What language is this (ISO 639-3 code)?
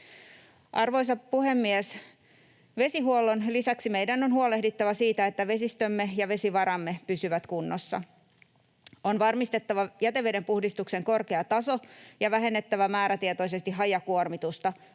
fin